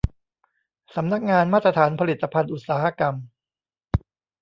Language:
Thai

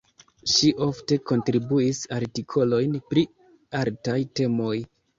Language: Esperanto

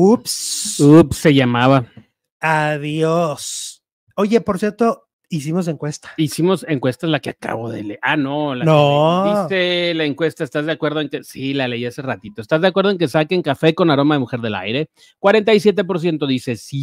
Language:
Spanish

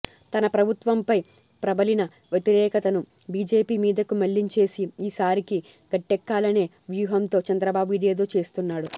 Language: Telugu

